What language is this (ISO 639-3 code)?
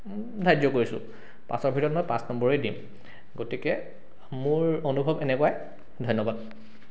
asm